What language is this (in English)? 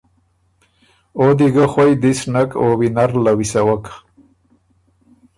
Ormuri